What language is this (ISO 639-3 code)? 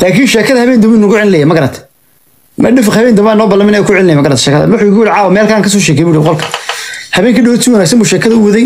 ara